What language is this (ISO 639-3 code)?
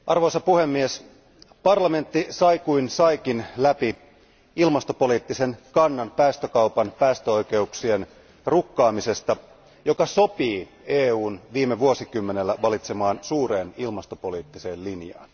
fin